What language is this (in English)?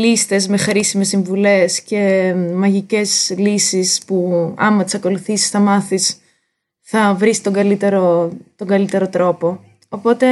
Greek